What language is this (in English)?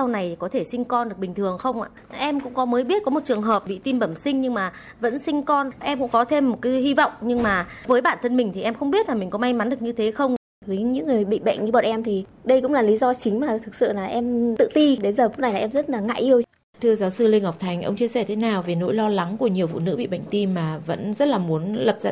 Vietnamese